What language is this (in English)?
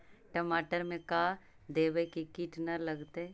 Magahi